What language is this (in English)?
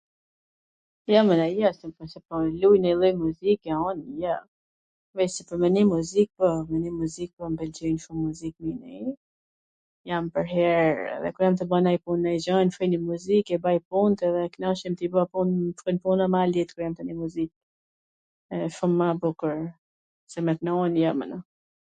Gheg Albanian